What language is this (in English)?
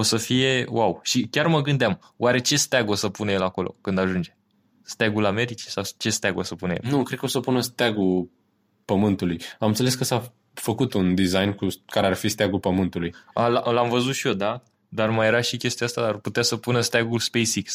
Romanian